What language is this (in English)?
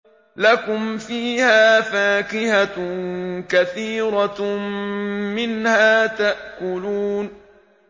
Arabic